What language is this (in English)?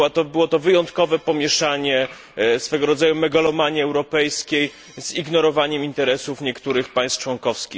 Polish